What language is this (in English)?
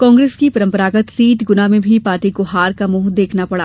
Hindi